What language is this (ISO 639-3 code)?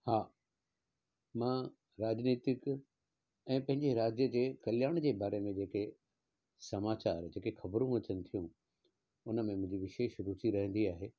snd